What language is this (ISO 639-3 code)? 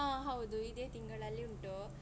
kan